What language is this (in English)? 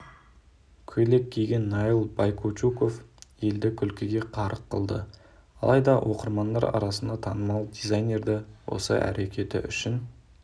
Kazakh